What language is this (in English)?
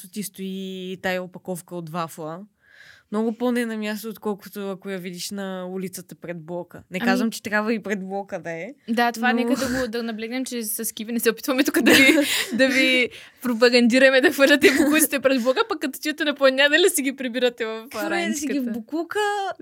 Bulgarian